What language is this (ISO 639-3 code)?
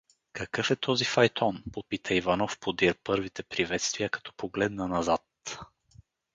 bul